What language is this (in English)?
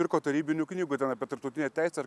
Lithuanian